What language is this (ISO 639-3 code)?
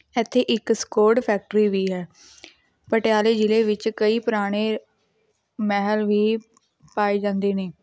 pan